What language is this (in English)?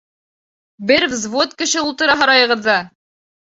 Bashkir